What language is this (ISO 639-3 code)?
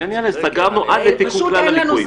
heb